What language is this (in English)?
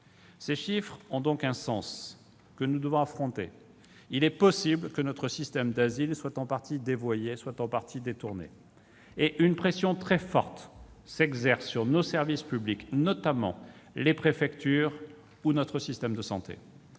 French